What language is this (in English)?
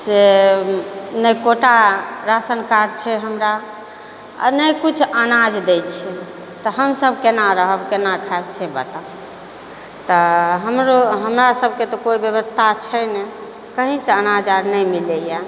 Maithili